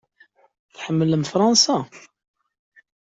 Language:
Kabyle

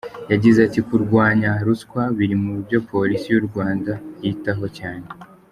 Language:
Kinyarwanda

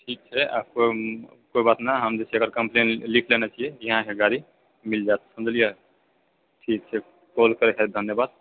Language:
Maithili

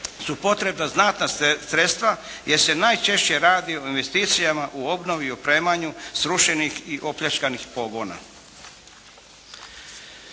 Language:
Croatian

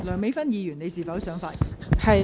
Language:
Cantonese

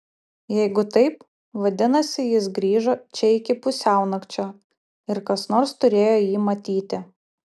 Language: Lithuanian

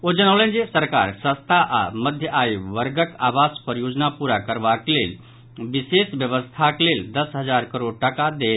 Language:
Maithili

